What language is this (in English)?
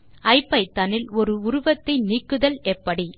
Tamil